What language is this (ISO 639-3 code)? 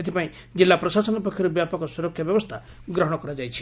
ori